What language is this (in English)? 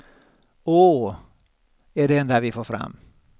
Swedish